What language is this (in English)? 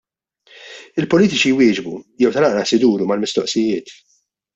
Maltese